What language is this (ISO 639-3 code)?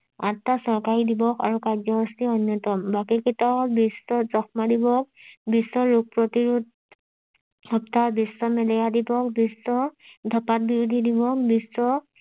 asm